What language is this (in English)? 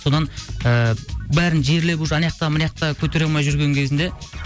Kazakh